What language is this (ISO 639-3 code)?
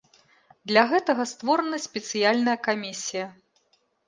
bel